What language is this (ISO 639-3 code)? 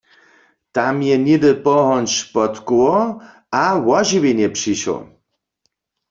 hsb